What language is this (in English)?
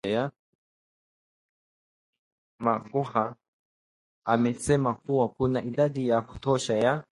Swahili